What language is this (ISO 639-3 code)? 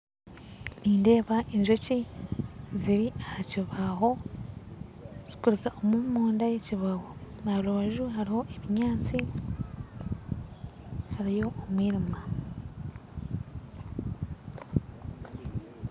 nyn